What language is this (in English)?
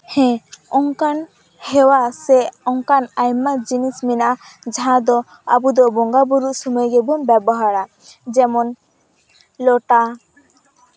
Santali